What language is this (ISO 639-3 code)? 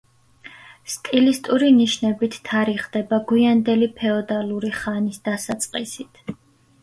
kat